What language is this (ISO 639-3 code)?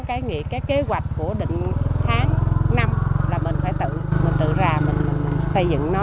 vie